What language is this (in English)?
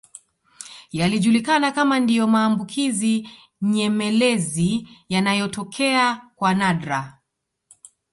Swahili